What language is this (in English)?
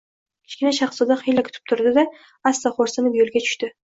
Uzbek